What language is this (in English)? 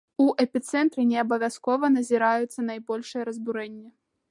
Belarusian